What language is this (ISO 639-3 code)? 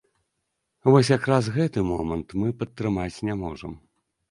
bel